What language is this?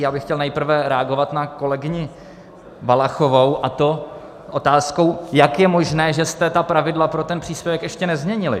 Czech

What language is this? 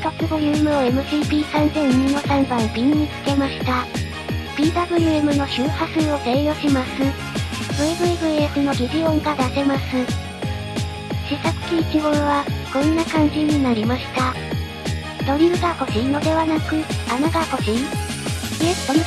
Japanese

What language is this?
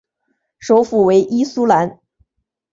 Chinese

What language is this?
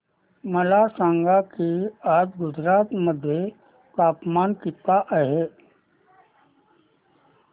Marathi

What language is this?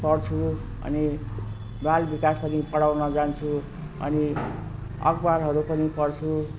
Nepali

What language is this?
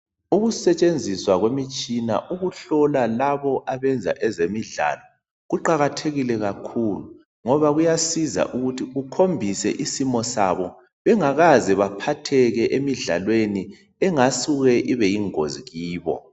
North Ndebele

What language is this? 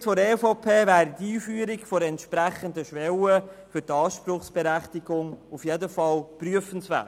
Swiss German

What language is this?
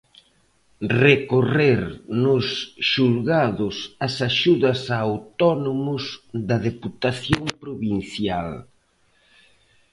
Galician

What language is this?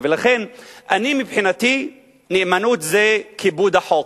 Hebrew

